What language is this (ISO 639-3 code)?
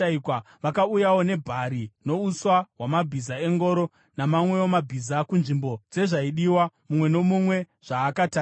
sna